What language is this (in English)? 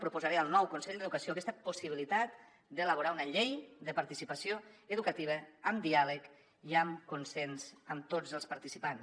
Catalan